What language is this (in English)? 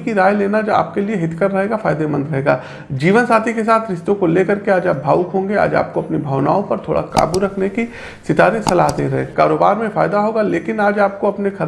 Hindi